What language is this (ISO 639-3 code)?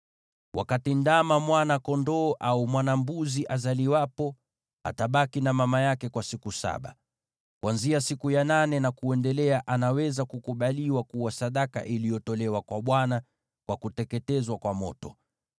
swa